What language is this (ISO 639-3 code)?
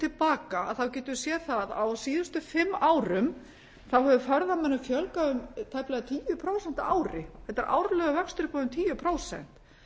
isl